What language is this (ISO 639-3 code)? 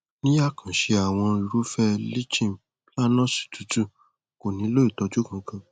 yor